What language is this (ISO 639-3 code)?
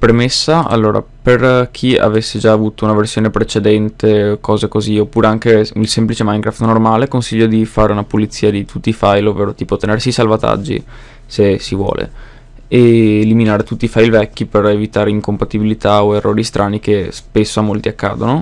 ita